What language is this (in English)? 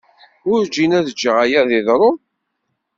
Kabyle